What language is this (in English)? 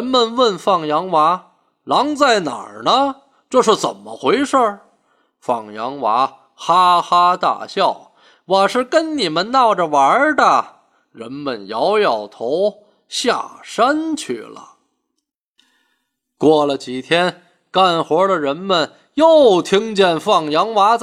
Chinese